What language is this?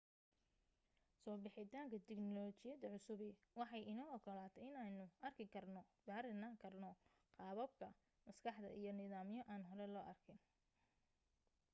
Somali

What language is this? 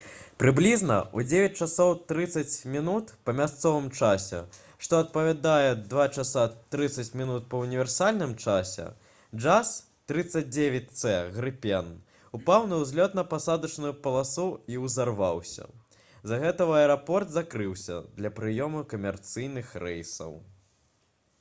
Belarusian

